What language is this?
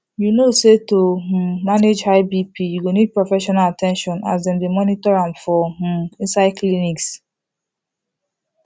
Nigerian Pidgin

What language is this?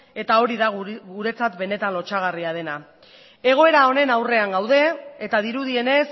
Basque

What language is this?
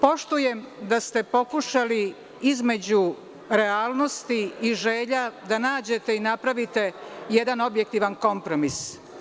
Serbian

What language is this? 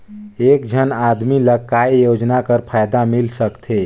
Chhattisgarhi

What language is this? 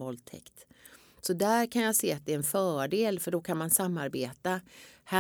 Swedish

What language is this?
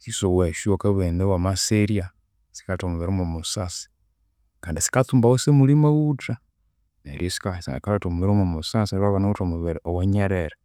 Konzo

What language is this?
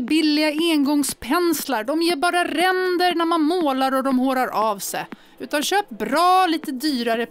Swedish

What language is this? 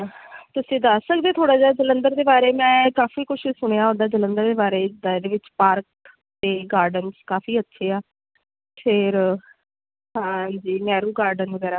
Punjabi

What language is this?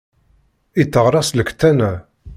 Kabyle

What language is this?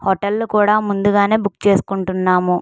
Telugu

